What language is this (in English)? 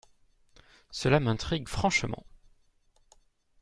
French